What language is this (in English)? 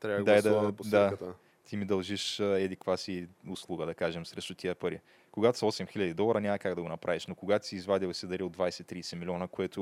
Bulgarian